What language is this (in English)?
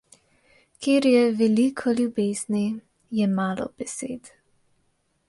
Slovenian